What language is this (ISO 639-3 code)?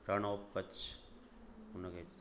snd